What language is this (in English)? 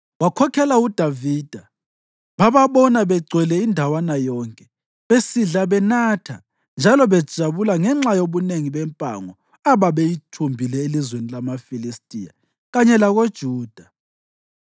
North Ndebele